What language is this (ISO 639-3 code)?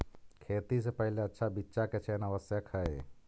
mag